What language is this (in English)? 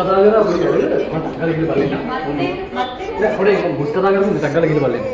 Spanish